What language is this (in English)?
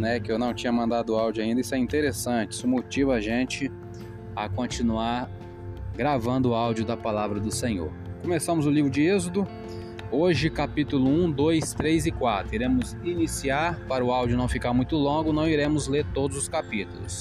Portuguese